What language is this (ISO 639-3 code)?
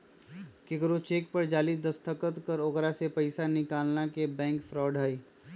mag